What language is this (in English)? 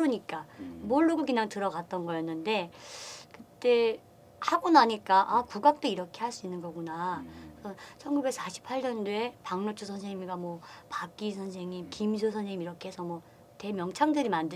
Korean